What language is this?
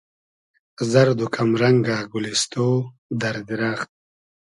Hazaragi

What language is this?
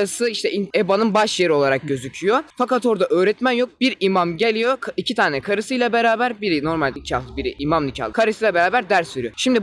Turkish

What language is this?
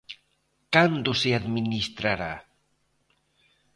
Galician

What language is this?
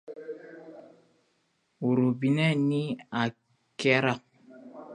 Dyula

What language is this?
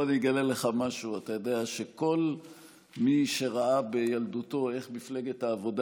Hebrew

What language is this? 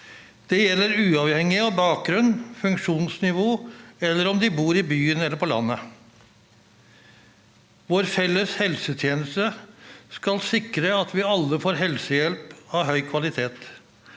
Norwegian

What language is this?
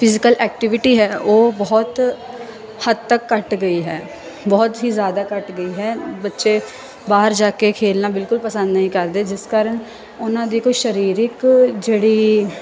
Punjabi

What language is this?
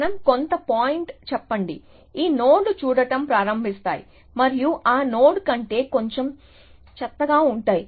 Telugu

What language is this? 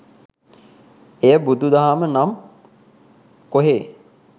Sinhala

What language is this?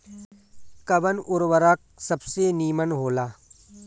Bhojpuri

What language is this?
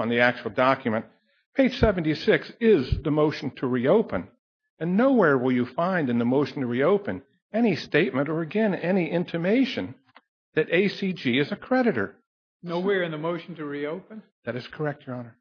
English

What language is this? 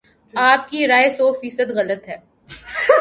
Urdu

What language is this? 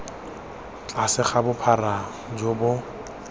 Tswana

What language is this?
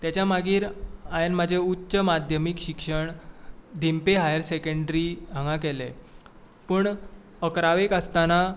Konkani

